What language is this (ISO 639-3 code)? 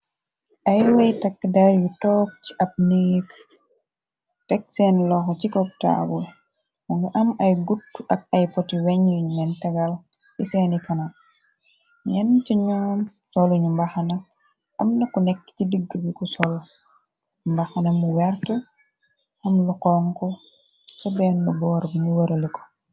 wol